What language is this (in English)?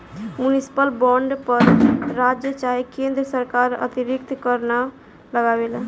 Bhojpuri